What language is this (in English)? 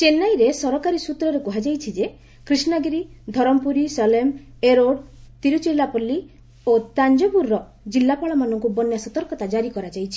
Odia